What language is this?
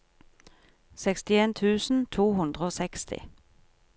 Norwegian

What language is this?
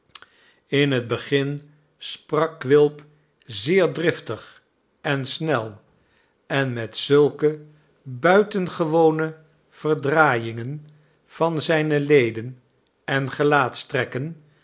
Dutch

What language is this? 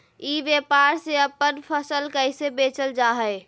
Magahi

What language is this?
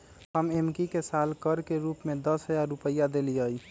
Magahi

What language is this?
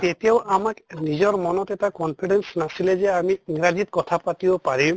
Assamese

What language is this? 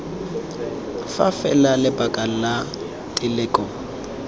Tswana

